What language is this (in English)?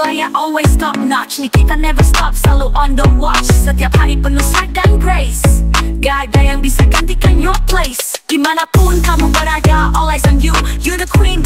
Indonesian